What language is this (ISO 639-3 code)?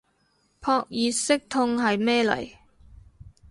yue